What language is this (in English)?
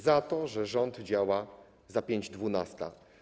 Polish